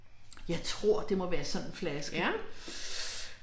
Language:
Danish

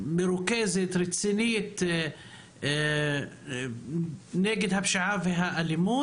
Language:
Hebrew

